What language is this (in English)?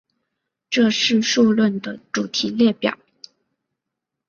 Chinese